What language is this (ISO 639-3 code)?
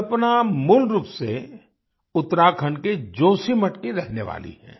hin